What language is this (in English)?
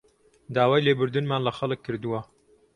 Central Kurdish